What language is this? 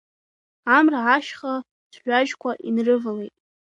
Abkhazian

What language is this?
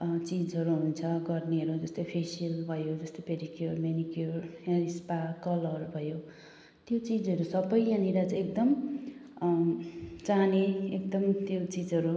Nepali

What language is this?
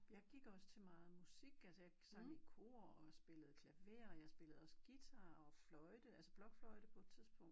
Danish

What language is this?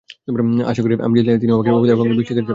Bangla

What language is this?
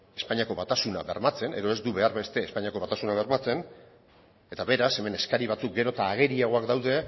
Basque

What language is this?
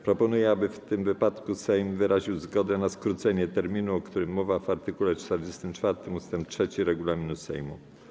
Polish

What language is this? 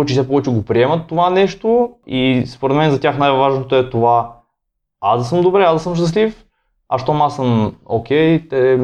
Bulgarian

